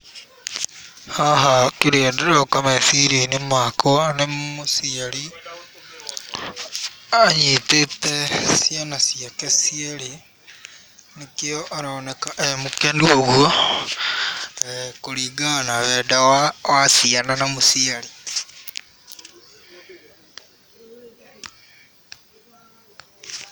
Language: Kikuyu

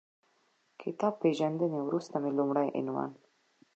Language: Pashto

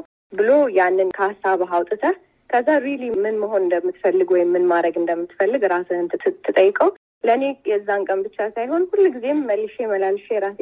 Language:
Amharic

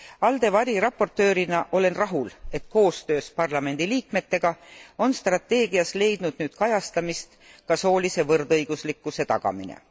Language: Estonian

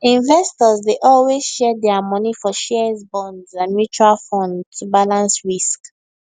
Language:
Nigerian Pidgin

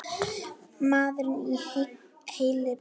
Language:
Icelandic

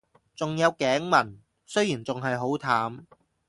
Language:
Cantonese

